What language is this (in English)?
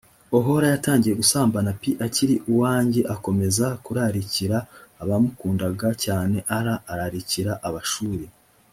Kinyarwanda